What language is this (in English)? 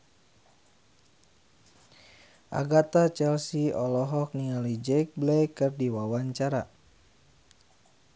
Sundanese